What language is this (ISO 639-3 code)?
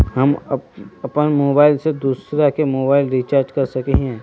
mag